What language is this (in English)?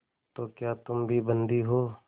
Hindi